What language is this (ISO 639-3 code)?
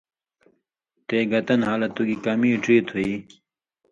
mvy